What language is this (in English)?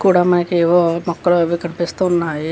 Telugu